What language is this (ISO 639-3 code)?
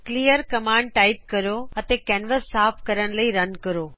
pan